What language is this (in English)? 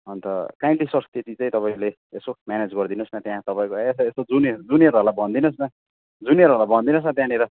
Nepali